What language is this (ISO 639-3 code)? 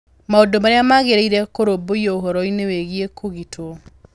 kik